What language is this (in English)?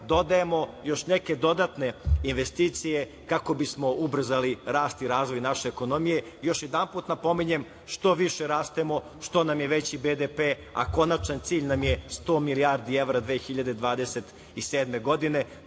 Serbian